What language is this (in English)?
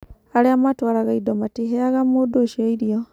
Kikuyu